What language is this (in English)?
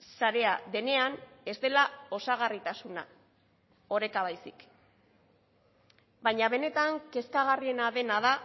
Basque